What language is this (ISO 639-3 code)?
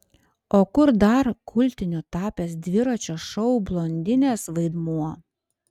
lit